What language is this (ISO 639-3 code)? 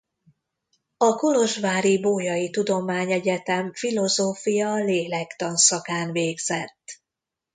hun